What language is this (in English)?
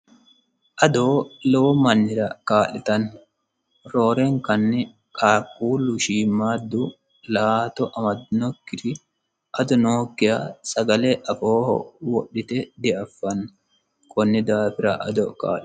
Sidamo